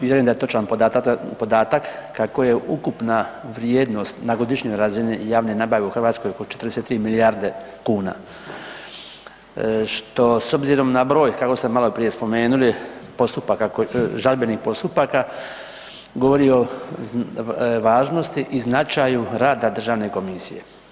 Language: Croatian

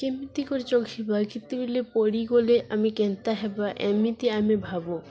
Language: Odia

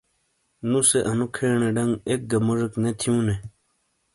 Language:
Shina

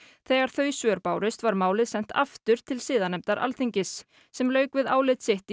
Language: Icelandic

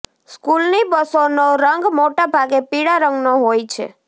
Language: Gujarati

